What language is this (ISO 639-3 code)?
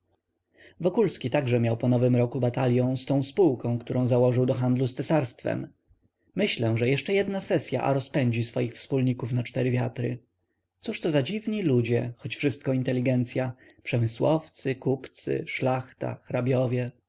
pol